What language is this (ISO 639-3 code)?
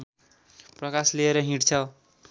nep